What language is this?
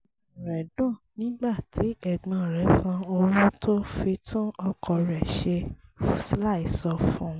Yoruba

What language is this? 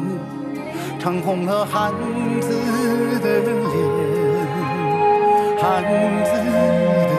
Chinese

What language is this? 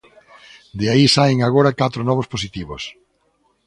Galician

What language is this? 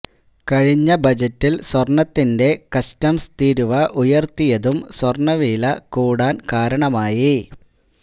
Malayalam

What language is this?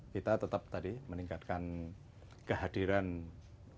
Indonesian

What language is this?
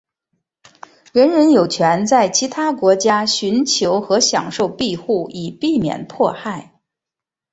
Chinese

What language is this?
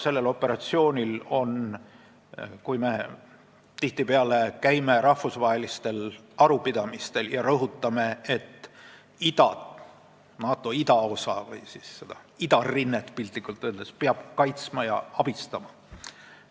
Estonian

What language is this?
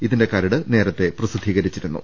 Malayalam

